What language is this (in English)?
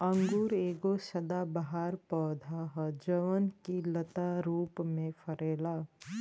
Bhojpuri